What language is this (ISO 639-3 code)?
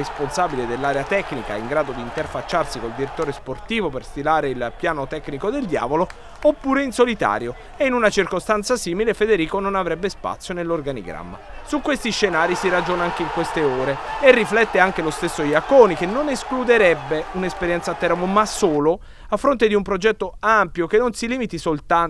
ita